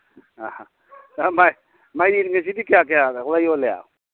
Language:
Manipuri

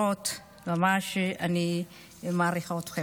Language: Hebrew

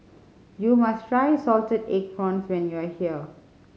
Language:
English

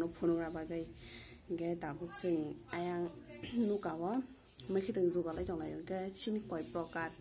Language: Thai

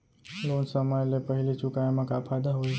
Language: Chhattisgarhi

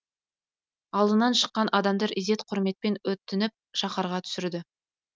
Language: Kazakh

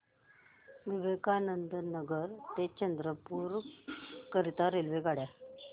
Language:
Marathi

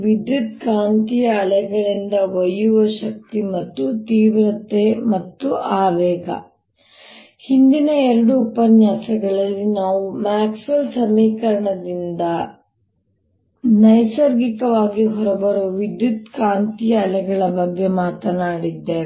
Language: Kannada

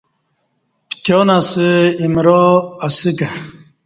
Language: Kati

